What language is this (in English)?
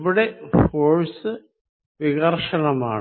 Malayalam